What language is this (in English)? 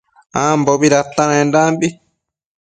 Matsés